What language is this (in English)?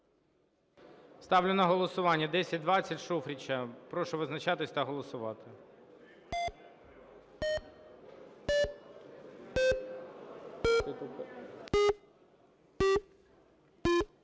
Ukrainian